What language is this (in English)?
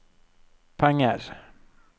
Norwegian